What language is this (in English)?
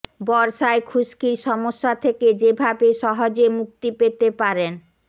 Bangla